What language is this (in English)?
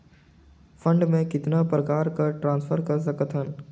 Chhattisgarhi